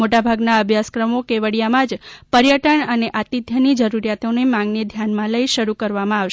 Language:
Gujarati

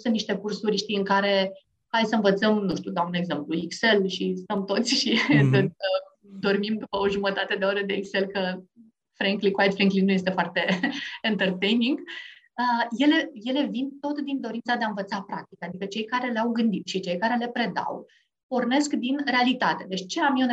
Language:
Romanian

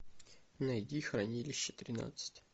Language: Russian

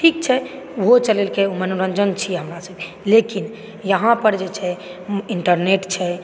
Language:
Maithili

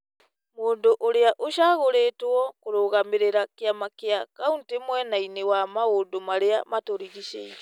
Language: Kikuyu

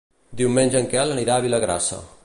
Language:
Catalan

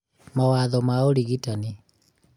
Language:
Kikuyu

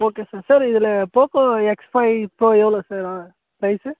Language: Tamil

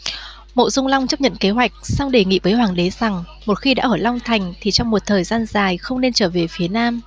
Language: Vietnamese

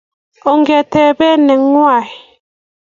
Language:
Kalenjin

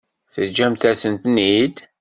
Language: Kabyle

